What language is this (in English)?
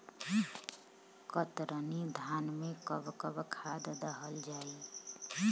Bhojpuri